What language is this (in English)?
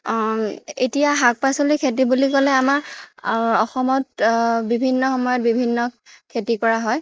Assamese